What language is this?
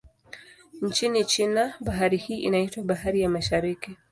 Swahili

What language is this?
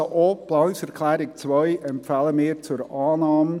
Swiss German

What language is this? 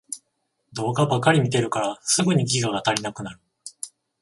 Japanese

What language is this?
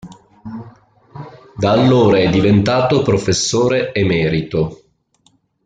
Italian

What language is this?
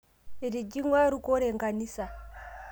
Masai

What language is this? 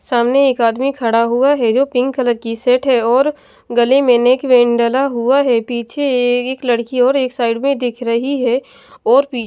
Hindi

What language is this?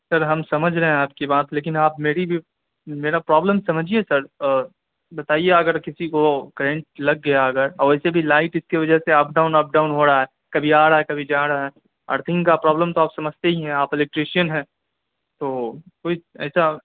Urdu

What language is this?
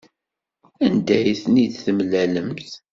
Kabyle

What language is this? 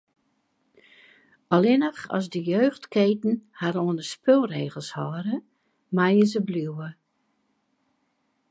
Western Frisian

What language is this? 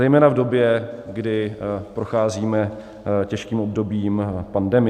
Czech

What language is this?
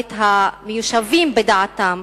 Hebrew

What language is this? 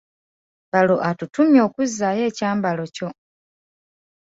Ganda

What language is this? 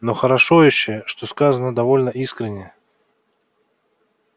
Russian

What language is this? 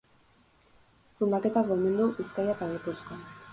Basque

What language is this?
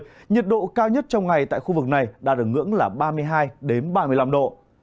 Vietnamese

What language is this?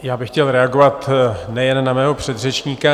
Czech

